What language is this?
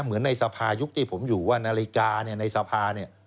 Thai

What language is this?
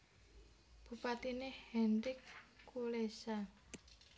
Javanese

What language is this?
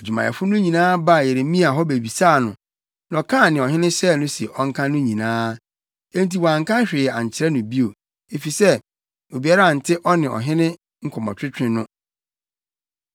Akan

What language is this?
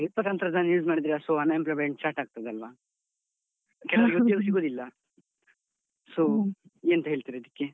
Kannada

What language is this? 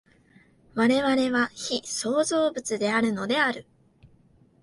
Japanese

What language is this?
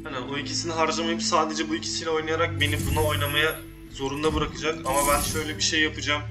Turkish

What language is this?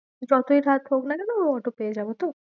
Bangla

